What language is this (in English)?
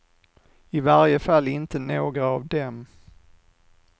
Swedish